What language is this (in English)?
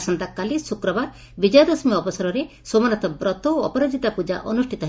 Odia